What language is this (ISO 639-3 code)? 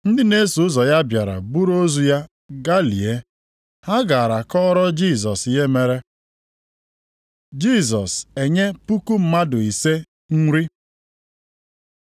ibo